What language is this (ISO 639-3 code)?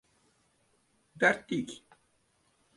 tur